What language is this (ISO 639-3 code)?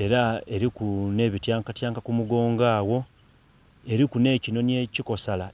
xog